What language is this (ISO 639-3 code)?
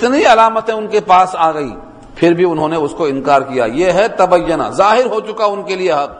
urd